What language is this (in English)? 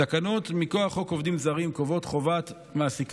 Hebrew